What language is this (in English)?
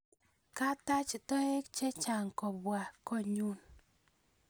Kalenjin